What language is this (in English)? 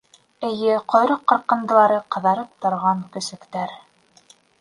Bashkir